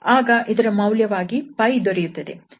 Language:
Kannada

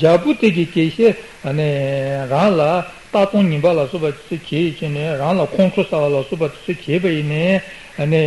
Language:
Italian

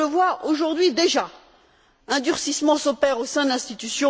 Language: French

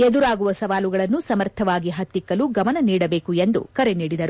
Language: Kannada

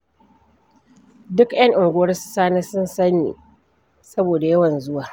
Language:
Hausa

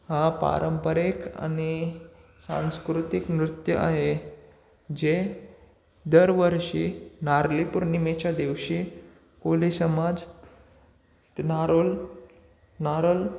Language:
Marathi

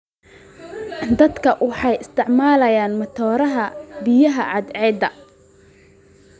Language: Somali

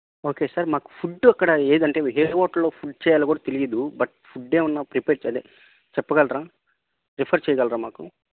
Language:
Telugu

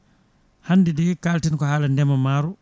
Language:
Fula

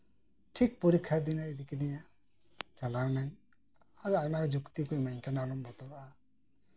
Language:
Santali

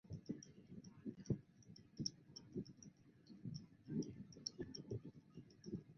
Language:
Chinese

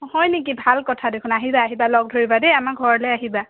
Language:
Assamese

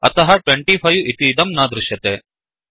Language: Sanskrit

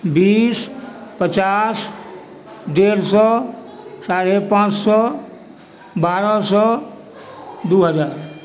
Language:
Maithili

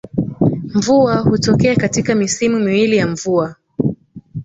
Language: Swahili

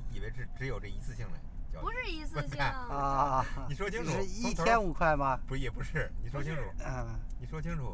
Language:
Chinese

